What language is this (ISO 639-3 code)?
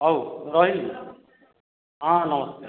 ori